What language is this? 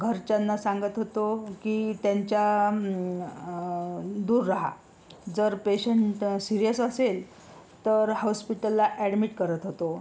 Marathi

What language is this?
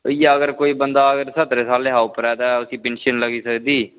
Dogri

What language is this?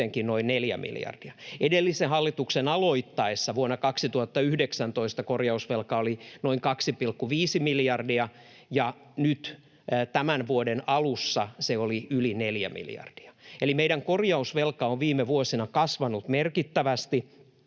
Finnish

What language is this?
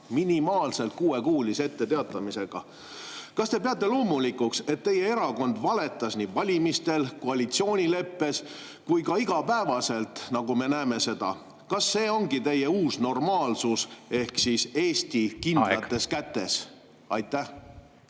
Estonian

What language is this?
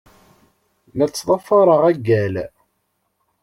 Kabyle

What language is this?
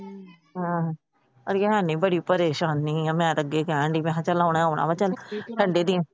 Punjabi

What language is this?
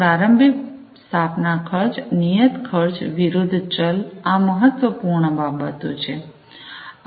Gujarati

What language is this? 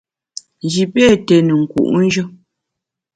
Bamun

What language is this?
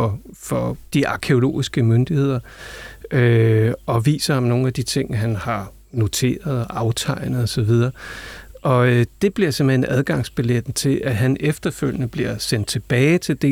Danish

